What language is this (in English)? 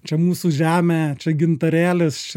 Lithuanian